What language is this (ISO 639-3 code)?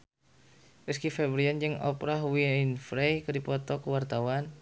sun